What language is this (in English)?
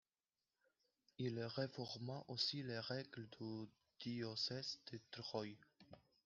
French